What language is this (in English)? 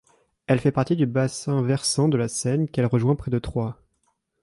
French